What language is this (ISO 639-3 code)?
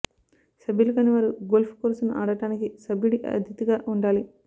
tel